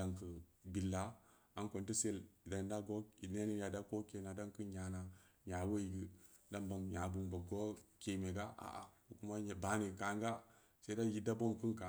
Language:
Samba Leko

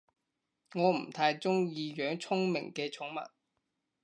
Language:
Cantonese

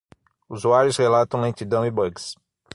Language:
Portuguese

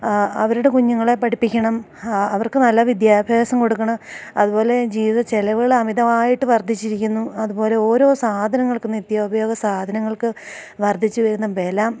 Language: Malayalam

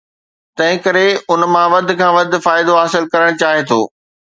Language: Sindhi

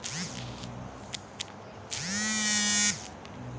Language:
Hindi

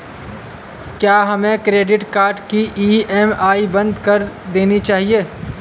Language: Hindi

